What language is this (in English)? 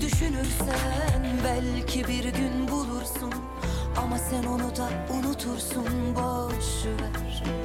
Turkish